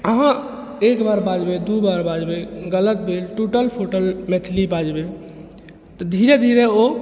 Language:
Maithili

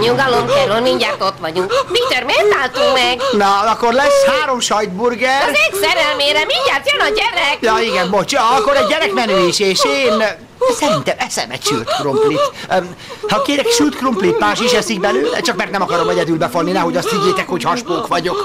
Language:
Hungarian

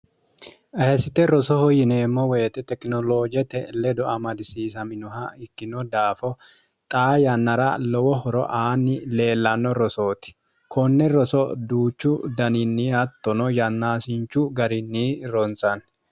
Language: Sidamo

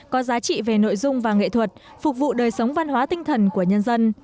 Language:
Vietnamese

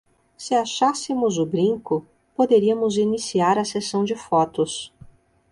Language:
Portuguese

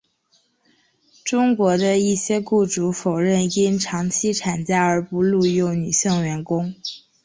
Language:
Chinese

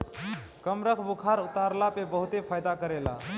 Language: Bhojpuri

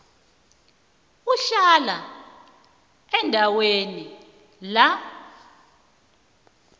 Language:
South Ndebele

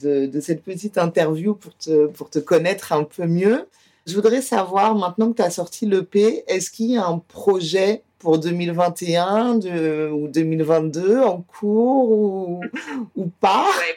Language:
French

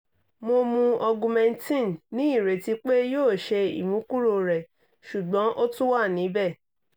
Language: Yoruba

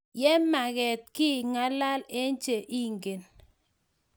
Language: Kalenjin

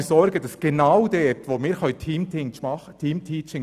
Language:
Swiss German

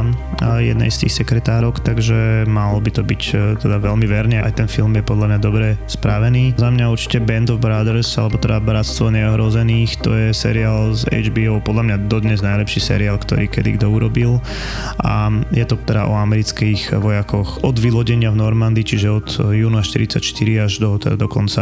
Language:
Slovak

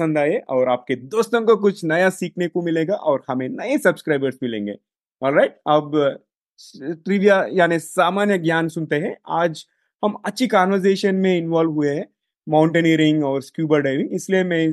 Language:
Hindi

